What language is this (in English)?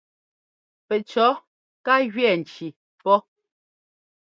Ngomba